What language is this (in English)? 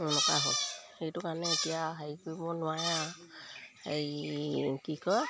Assamese